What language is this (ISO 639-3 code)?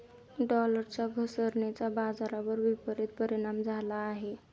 mar